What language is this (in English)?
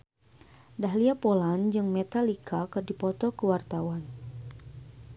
Sundanese